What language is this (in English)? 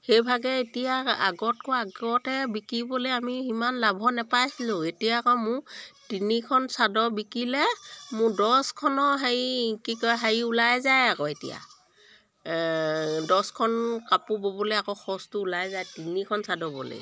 Assamese